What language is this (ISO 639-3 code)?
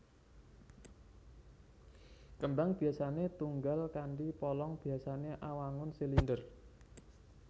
jav